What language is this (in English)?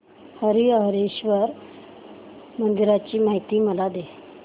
Marathi